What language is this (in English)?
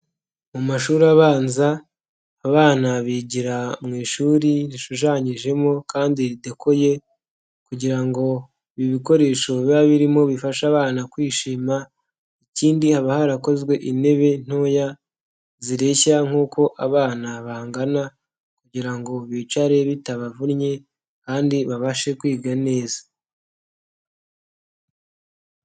Kinyarwanda